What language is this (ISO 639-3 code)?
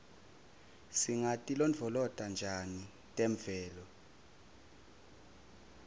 ssw